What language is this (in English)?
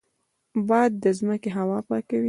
Pashto